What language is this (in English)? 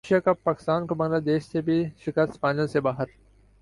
Urdu